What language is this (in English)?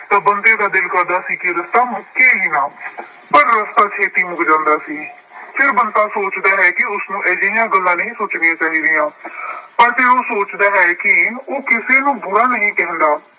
Punjabi